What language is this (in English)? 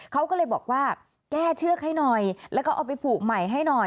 Thai